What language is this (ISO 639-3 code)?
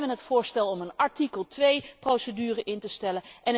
nld